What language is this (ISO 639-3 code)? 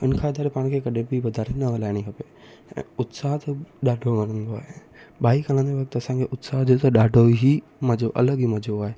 snd